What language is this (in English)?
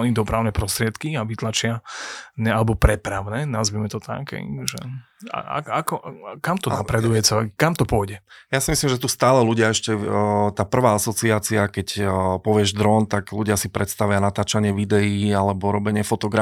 Slovak